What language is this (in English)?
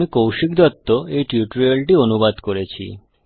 Bangla